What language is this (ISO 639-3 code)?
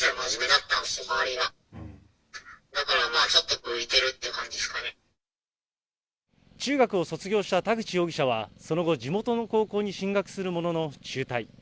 jpn